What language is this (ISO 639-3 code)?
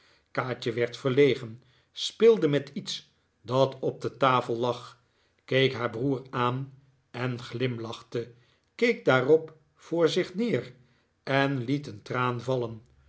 nld